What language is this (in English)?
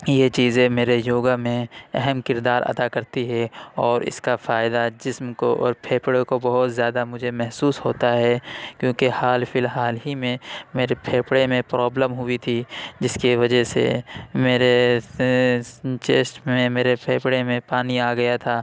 Urdu